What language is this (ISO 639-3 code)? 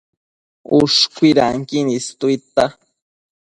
mcf